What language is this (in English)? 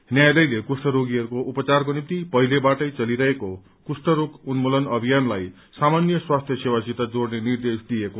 Nepali